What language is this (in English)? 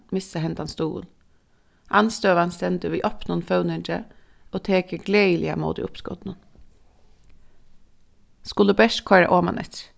Faroese